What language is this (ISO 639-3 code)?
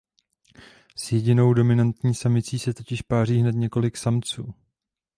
ces